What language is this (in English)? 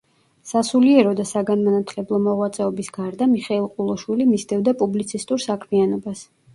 Georgian